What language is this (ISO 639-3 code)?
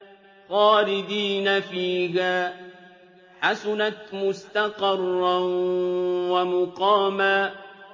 ara